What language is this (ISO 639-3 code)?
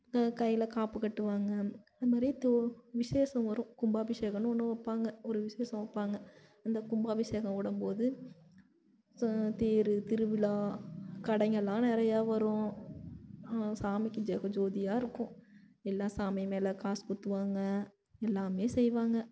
tam